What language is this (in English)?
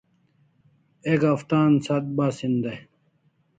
Kalasha